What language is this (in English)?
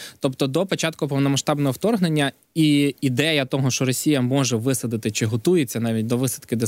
Ukrainian